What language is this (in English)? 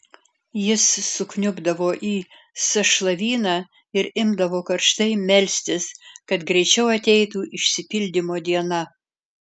Lithuanian